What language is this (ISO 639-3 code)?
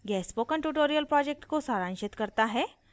hin